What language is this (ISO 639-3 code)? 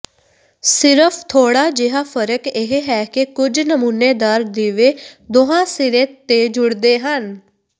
pan